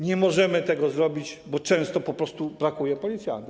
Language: Polish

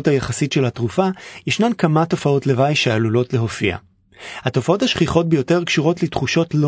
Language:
Hebrew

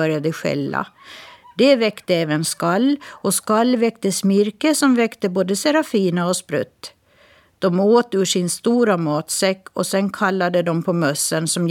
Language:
Swedish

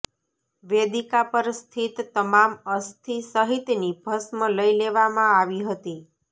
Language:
Gujarati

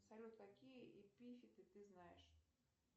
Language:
Russian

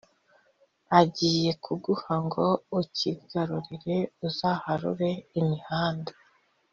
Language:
Kinyarwanda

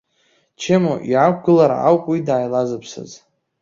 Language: Abkhazian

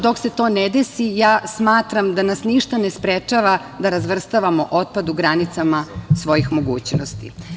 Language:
Serbian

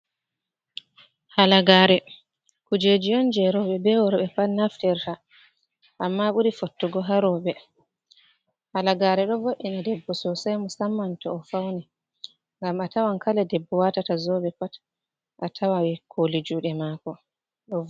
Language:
Fula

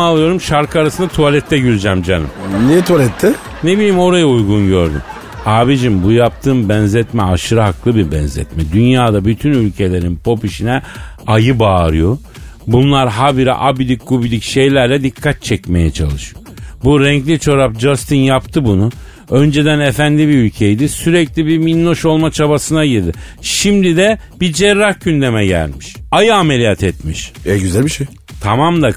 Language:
Turkish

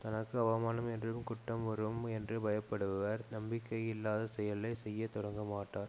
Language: Tamil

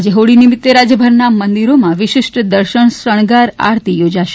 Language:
Gujarati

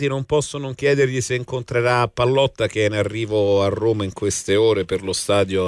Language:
Italian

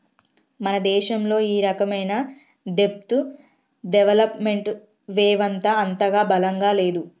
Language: Telugu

